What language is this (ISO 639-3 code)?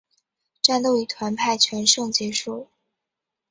zho